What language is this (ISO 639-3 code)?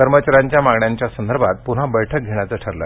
mar